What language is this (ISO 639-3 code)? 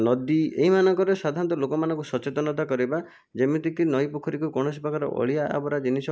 ori